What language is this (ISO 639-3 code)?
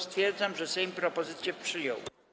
pol